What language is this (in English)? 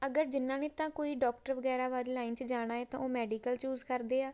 Punjabi